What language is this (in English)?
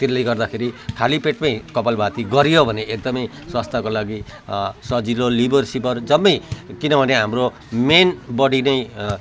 Nepali